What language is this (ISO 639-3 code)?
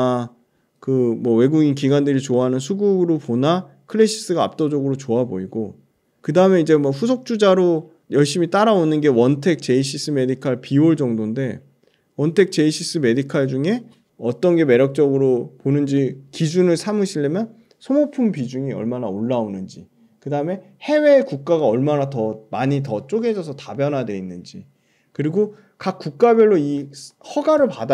kor